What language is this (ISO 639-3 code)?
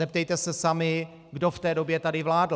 ces